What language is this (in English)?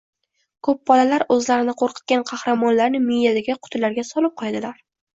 Uzbek